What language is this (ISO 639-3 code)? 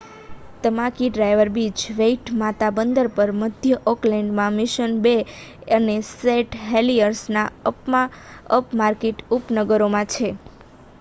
guj